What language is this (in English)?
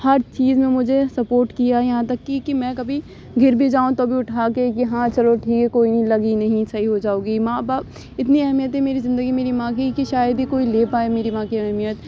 Urdu